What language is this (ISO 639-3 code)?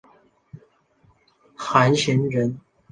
zho